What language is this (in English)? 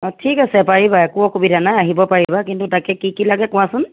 Assamese